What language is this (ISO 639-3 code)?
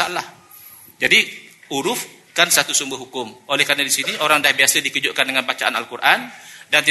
msa